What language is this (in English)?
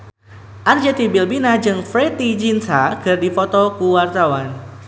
Sundanese